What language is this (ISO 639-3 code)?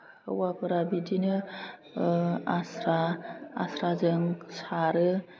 brx